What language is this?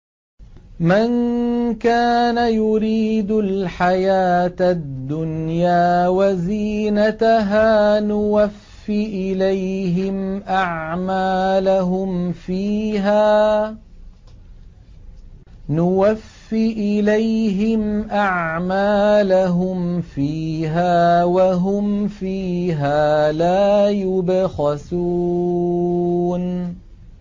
Arabic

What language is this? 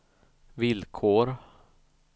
Swedish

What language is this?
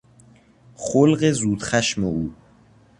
Persian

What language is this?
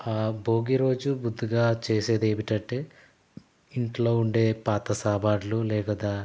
Telugu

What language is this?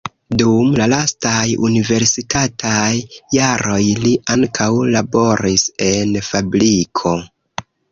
Esperanto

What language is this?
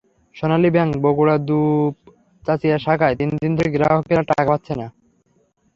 Bangla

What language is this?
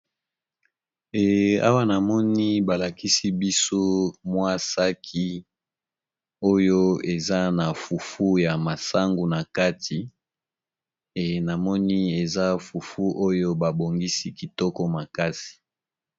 Lingala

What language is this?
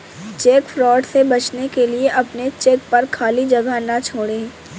Hindi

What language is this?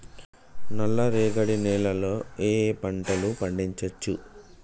Telugu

